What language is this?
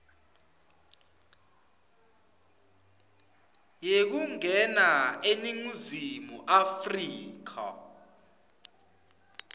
Swati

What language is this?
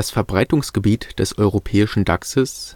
German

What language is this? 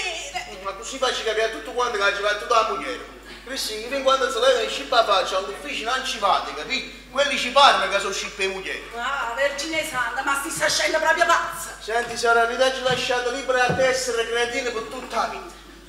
Italian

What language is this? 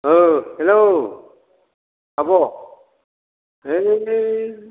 Bodo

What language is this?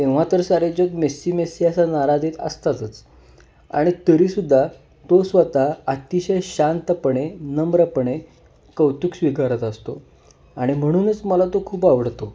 Marathi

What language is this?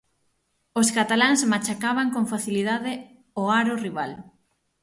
Galician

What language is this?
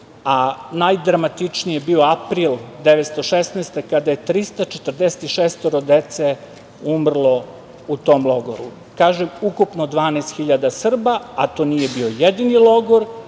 Serbian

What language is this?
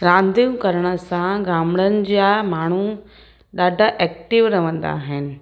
Sindhi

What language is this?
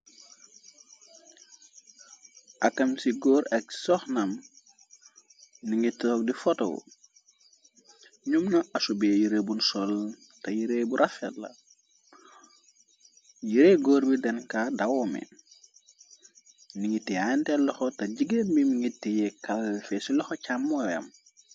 Wolof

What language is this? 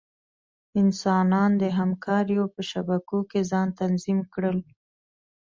Pashto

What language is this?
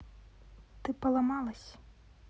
Russian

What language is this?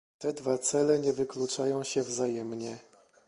Polish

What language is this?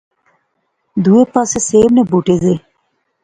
Pahari-Potwari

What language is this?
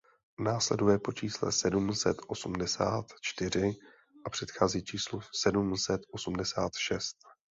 Czech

